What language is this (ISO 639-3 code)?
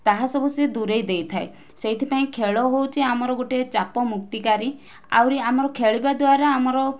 ori